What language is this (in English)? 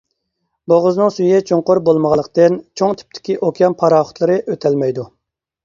Uyghur